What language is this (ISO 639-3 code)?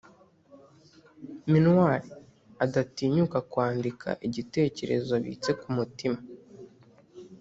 kin